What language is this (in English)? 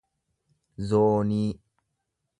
Oromo